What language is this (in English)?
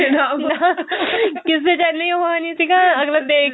Punjabi